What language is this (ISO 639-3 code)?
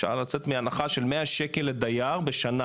heb